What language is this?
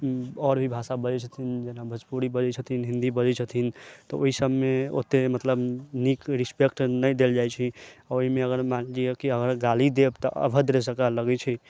Maithili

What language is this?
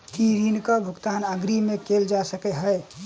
Maithili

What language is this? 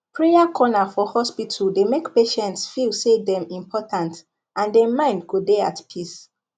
Nigerian Pidgin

